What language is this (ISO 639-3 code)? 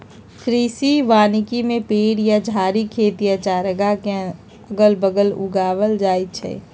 mag